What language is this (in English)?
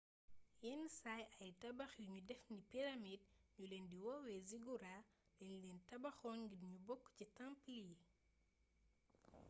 Wolof